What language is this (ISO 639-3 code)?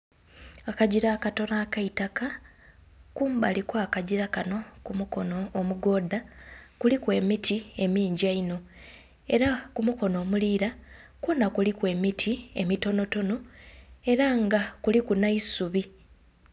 xog